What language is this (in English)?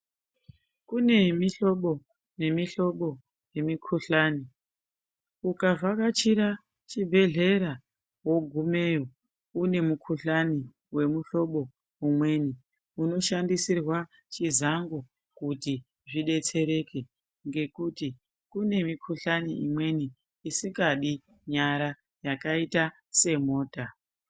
Ndau